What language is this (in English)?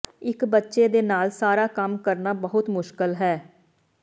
Punjabi